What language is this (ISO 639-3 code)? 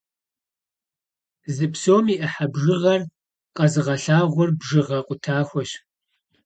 kbd